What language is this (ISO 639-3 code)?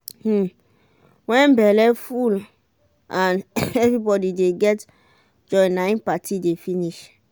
pcm